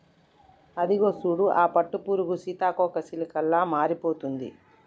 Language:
Telugu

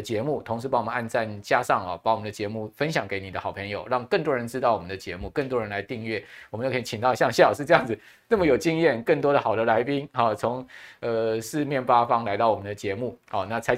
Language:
Chinese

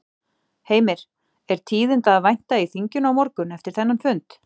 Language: Icelandic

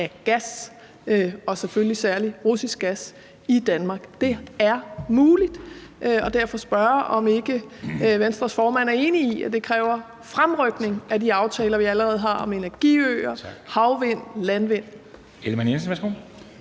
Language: Danish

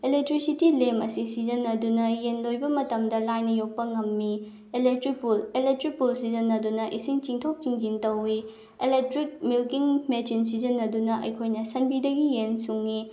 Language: Manipuri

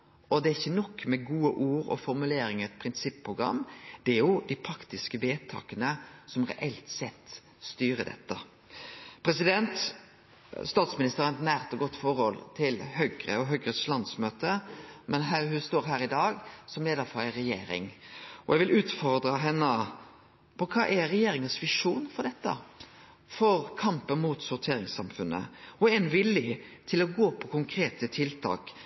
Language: Norwegian Nynorsk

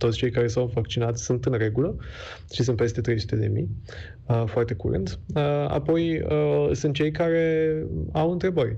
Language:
Romanian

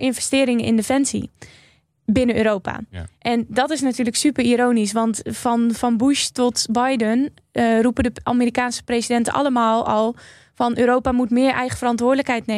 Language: Dutch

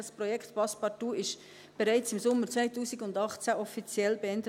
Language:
Swiss German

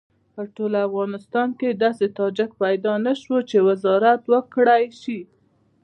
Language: Pashto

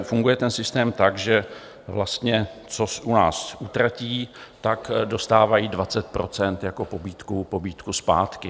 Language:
Czech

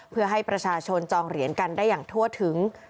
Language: Thai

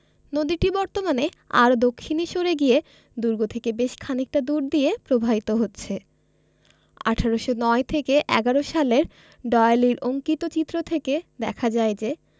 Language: Bangla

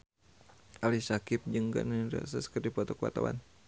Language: Sundanese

